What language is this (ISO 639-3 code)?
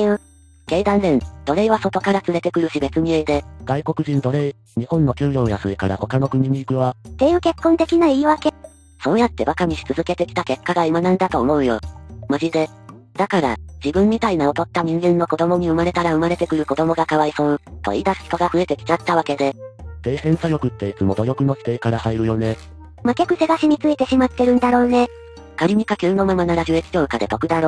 jpn